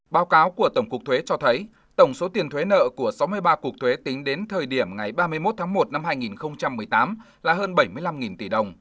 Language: Vietnamese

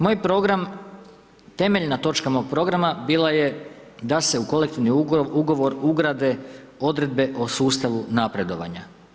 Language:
Croatian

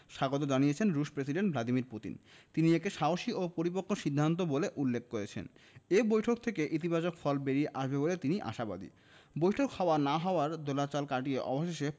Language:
Bangla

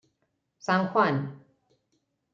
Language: Spanish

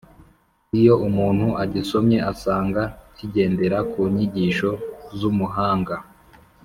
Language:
Kinyarwanda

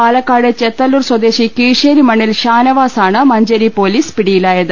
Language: Malayalam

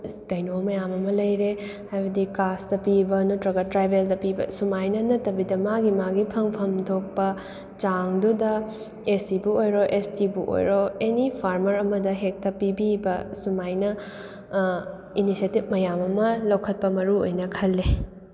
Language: Manipuri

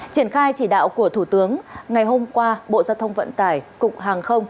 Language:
Vietnamese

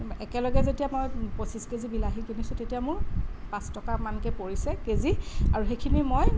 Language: Assamese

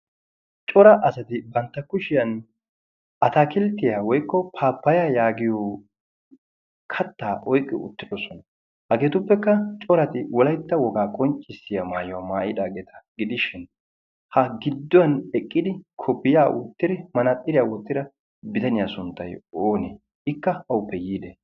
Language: Wolaytta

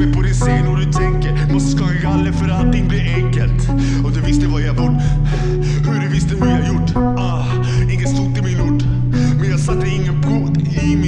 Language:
Swedish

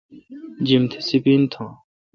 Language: Kalkoti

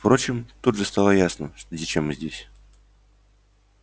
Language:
Russian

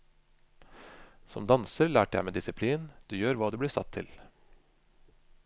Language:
Norwegian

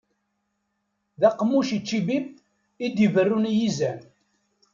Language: Kabyle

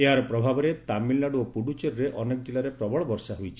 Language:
Odia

